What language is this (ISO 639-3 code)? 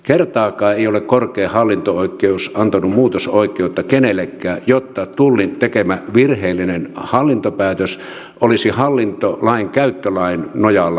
fin